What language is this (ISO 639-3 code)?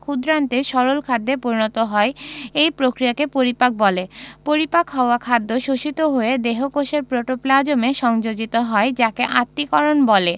ben